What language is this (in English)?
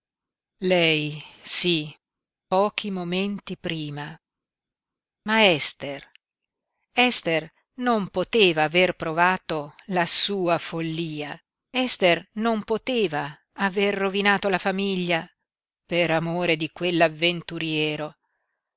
Italian